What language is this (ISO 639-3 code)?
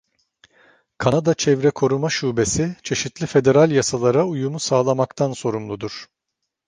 tur